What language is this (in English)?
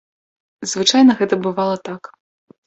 Belarusian